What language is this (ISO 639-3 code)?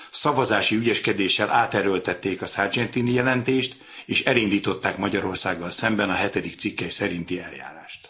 hun